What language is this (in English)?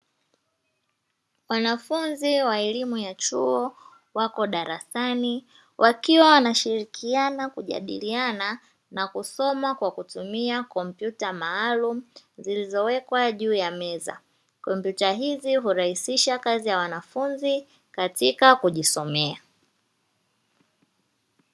Swahili